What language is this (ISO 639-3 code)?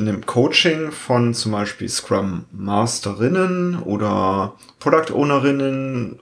deu